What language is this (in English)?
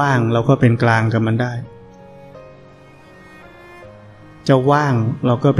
Thai